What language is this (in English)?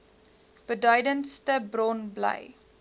Afrikaans